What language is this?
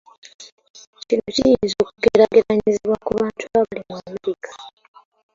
Ganda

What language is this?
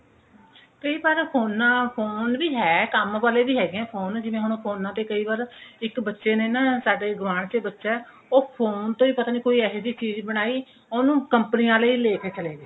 Punjabi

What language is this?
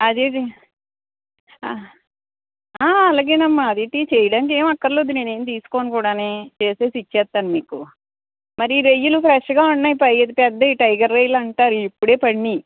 Telugu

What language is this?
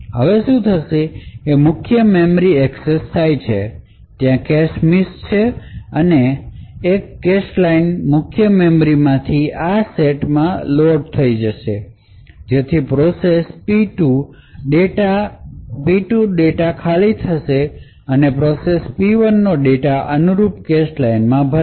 Gujarati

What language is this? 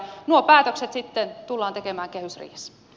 Finnish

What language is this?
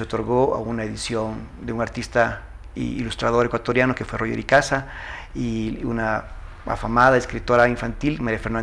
Spanish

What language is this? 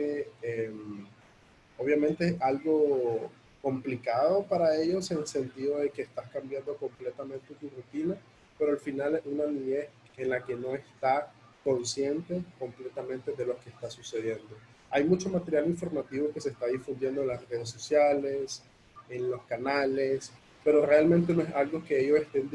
Spanish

